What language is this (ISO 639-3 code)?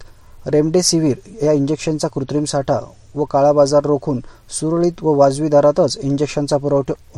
mar